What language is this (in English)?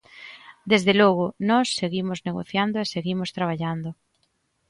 Galician